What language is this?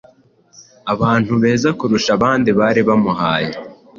Kinyarwanda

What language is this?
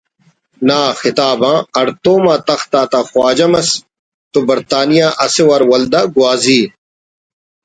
Brahui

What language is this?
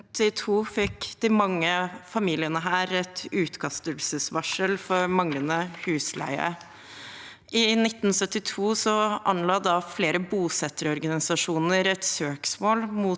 Norwegian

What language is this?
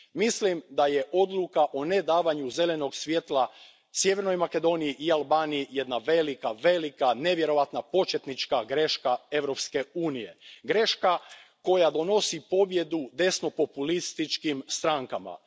Croatian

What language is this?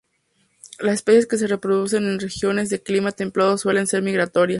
Spanish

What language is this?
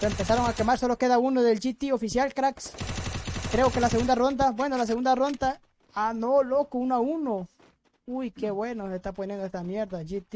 Spanish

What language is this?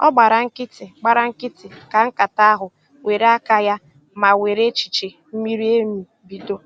Igbo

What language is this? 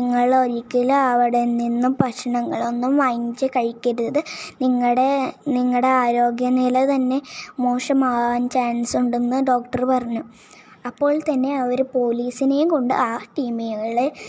Malayalam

